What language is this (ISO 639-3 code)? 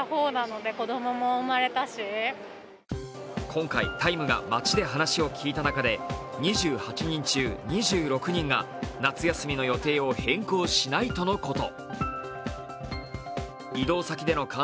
jpn